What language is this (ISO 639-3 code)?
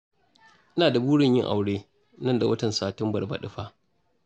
hau